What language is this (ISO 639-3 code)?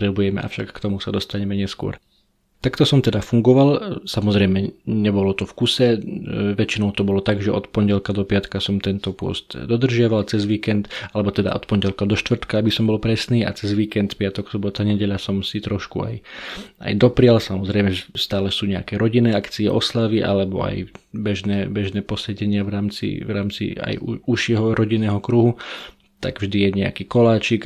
slk